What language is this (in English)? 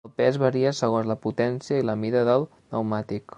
Catalan